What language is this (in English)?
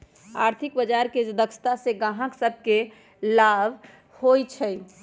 Magahi